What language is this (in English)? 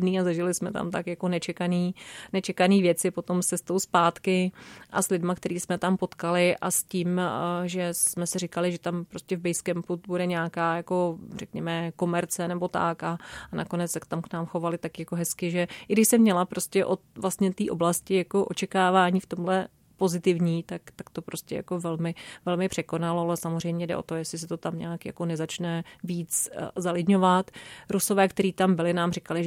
Czech